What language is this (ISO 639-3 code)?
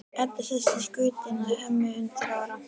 isl